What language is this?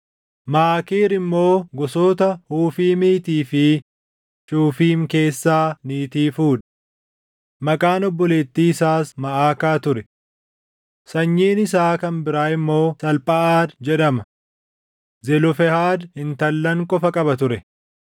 Oromo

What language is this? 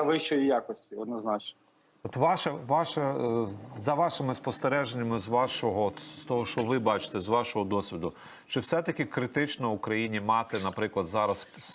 Ukrainian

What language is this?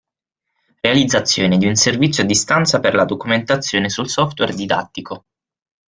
Italian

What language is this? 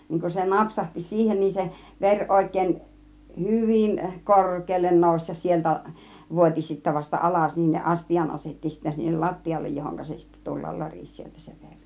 Finnish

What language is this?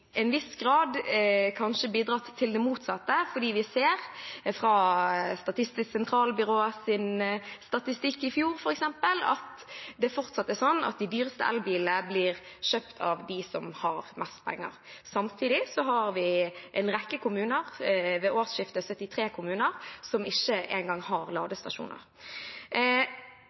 Norwegian Bokmål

